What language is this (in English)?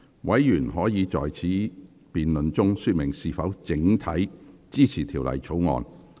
Cantonese